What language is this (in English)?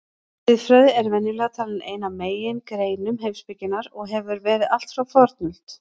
Icelandic